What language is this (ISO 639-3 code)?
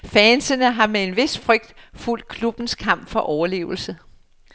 dan